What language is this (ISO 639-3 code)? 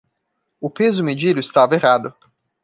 por